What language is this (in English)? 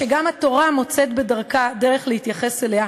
Hebrew